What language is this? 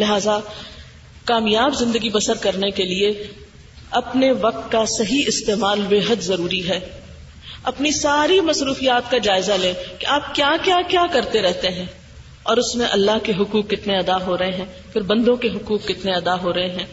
Urdu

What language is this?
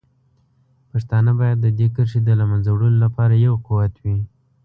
Pashto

